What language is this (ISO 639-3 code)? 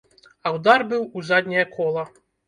bel